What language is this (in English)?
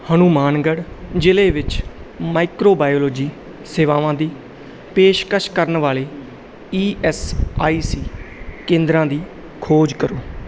Punjabi